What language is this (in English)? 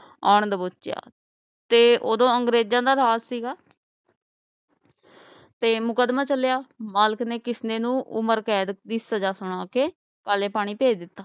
Punjabi